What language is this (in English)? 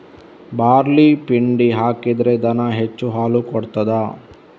Kannada